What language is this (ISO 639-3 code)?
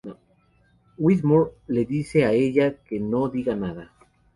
spa